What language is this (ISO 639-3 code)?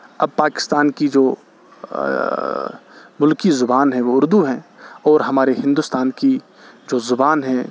urd